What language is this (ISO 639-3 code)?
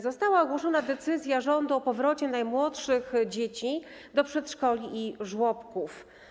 pol